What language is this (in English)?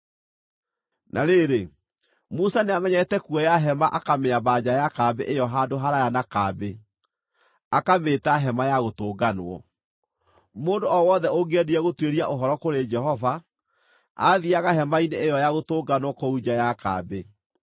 Kikuyu